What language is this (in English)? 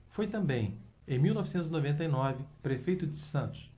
Portuguese